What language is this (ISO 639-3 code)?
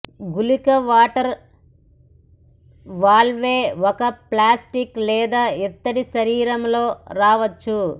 tel